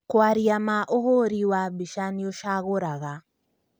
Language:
Kikuyu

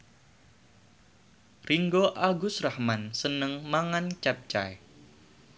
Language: Javanese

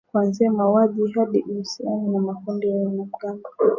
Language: Swahili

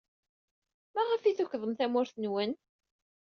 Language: Kabyle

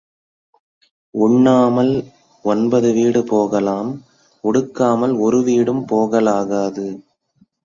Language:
Tamil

